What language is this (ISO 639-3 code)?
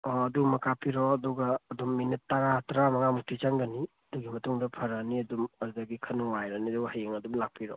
mni